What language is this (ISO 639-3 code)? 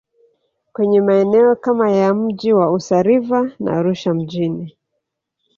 swa